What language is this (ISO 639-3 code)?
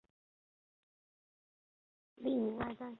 zho